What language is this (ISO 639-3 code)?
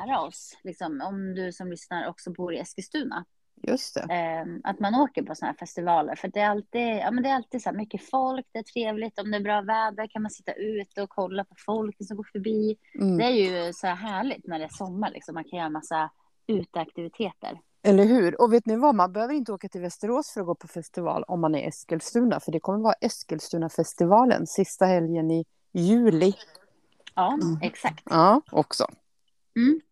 swe